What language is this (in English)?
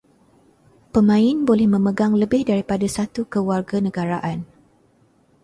Malay